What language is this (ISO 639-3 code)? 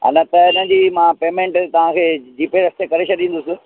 snd